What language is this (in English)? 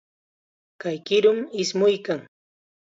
Chiquián Ancash Quechua